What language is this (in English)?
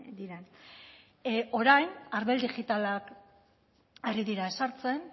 Basque